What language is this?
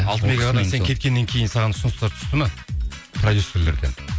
Kazakh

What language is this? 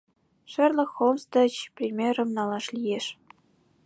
Mari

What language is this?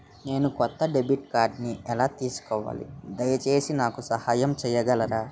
Telugu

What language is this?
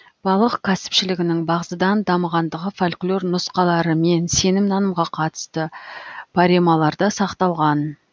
Kazakh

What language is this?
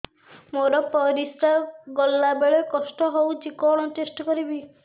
Odia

